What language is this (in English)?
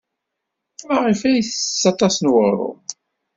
Kabyle